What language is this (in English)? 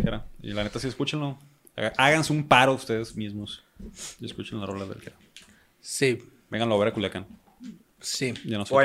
Spanish